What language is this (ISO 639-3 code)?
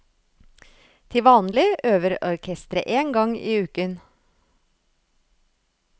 nor